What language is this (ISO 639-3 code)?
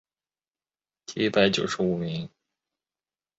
zho